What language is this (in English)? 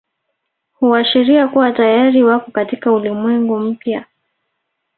Swahili